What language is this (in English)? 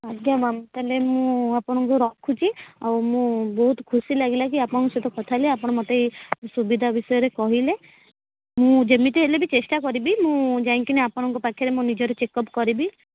Odia